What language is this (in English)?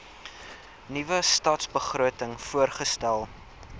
Afrikaans